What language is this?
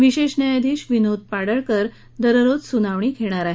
Marathi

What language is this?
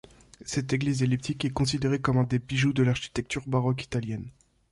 French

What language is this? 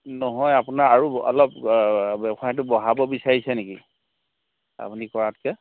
Assamese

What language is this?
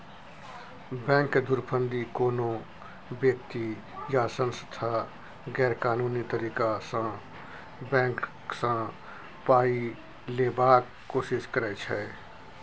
Maithili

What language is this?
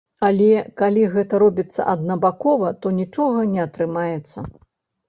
Belarusian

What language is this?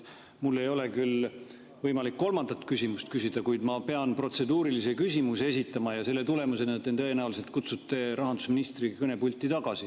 Estonian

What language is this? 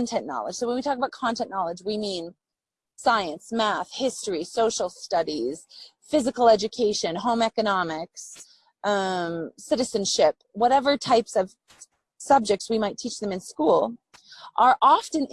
English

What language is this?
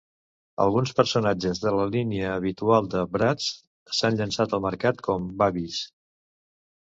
Catalan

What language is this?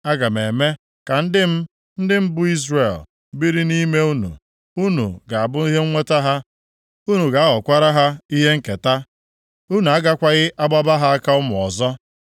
Igbo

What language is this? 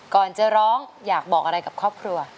Thai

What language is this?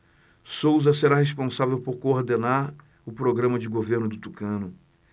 Portuguese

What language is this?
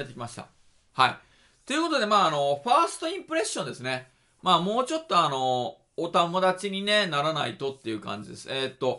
Japanese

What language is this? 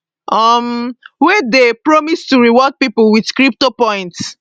Nigerian Pidgin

